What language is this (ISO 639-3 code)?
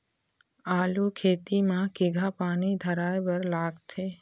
hne